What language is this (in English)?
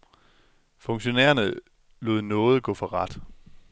Danish